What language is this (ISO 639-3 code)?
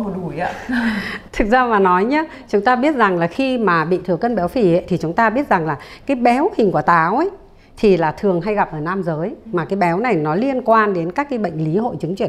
vie